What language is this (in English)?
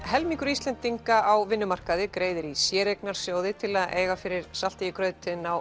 Icelandic